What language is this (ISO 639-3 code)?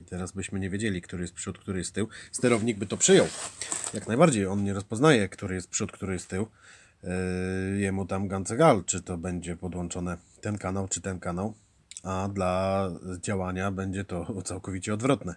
pol